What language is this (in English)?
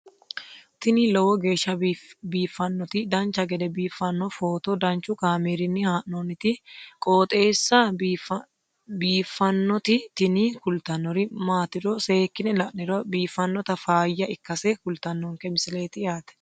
Sidamo